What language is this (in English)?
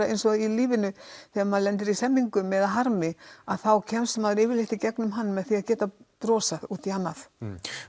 Icelandic